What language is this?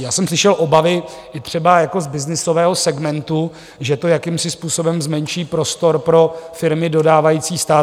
Czech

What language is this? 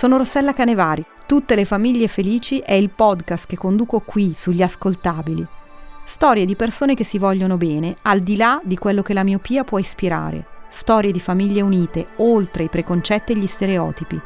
Italian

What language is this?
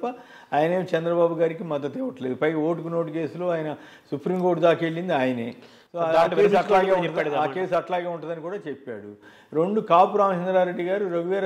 Telugu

